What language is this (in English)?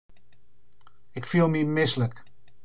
Western Frisian